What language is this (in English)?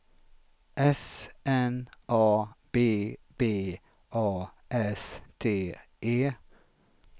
Swedish